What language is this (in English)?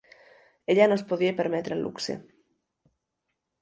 Catalan